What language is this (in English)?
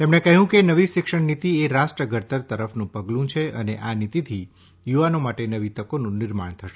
Gujarati